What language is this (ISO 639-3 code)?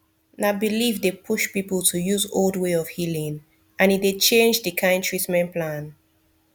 pcm